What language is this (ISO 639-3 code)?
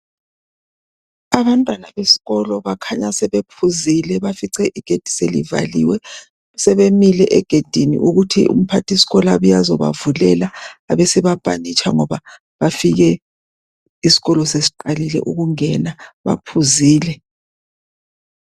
nde